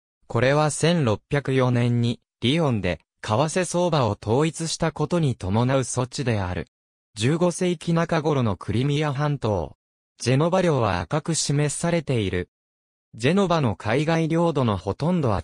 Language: Japanese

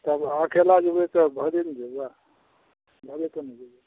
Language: Maithili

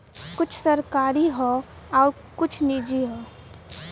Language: Bhojpuri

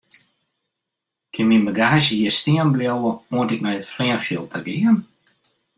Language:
Western Frisian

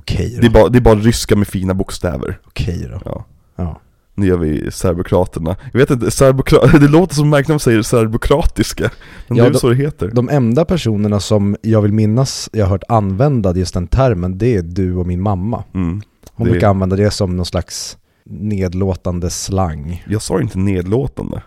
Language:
Swedish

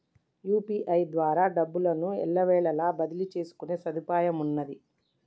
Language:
Telugu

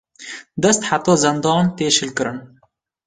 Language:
Kurdish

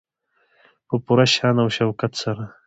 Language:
Pashto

